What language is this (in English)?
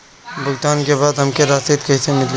Bhojpuri